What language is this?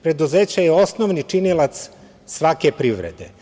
Serbian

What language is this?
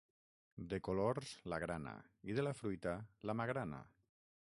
Catalan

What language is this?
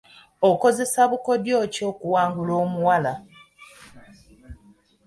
Ganda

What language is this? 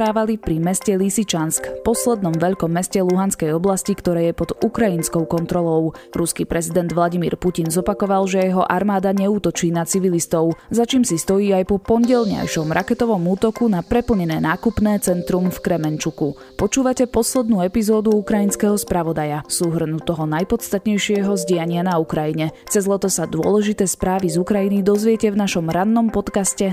Slovak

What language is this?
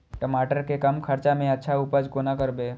Maithili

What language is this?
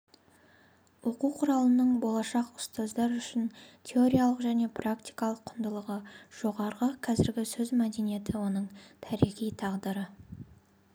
Kazakh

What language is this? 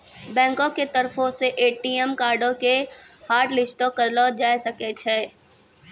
Maithili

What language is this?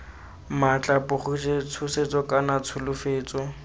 Tswana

